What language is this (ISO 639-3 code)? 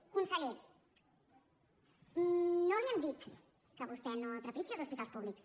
cat